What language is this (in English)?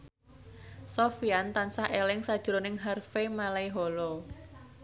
Javanese